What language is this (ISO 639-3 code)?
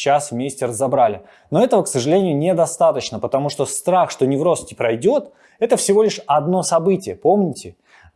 rus